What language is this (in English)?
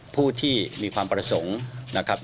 Thai